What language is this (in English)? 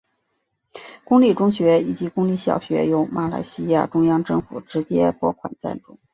Chinese